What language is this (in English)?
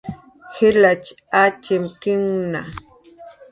Jaqaru